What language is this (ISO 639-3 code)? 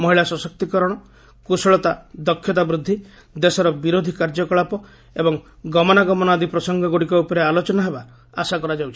ori